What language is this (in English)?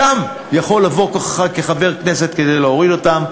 Hebrew